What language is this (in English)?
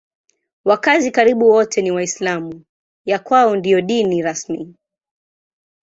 Swahili